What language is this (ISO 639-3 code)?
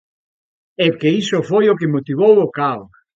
glg